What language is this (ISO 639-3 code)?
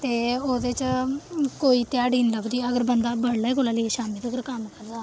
doi